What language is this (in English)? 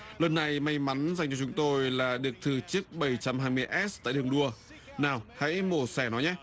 Vietnamese